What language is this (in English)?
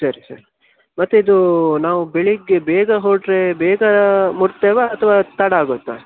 Kannada